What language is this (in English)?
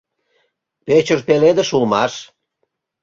Mari